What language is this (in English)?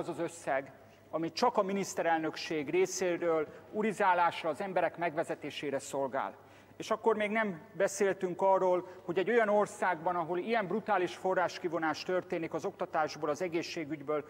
Hungarian